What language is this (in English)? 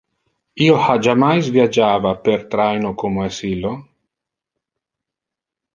Interlingua